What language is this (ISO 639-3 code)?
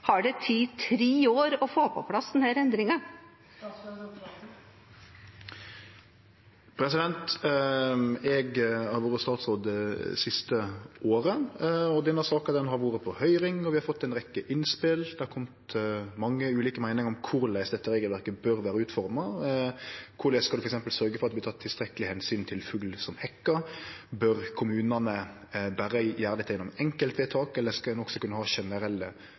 nor